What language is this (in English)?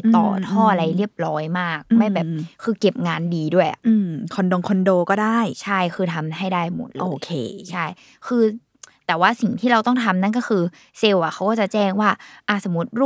Thai